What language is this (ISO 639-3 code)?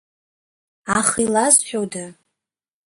abk